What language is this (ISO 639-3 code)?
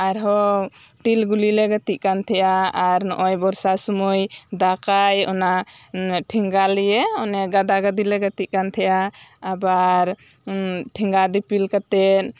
sat